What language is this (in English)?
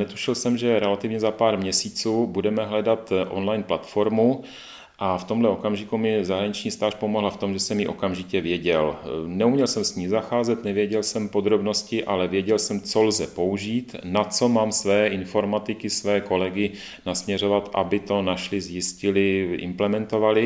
Czech